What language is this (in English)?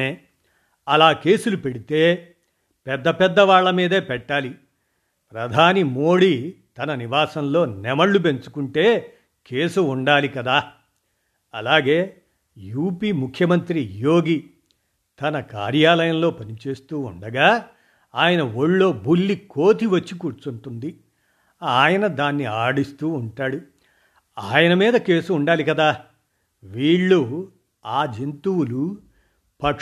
Telugu